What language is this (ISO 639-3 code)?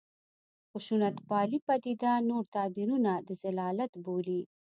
pus